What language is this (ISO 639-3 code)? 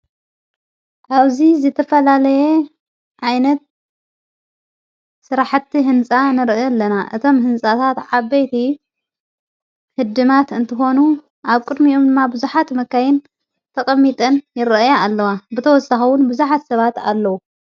tir